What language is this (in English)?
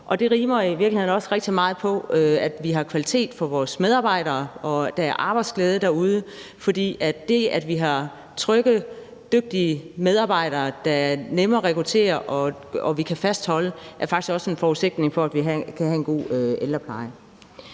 Danish